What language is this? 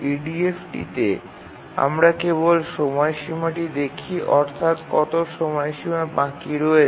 Bangla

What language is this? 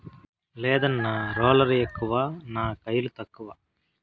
Telugu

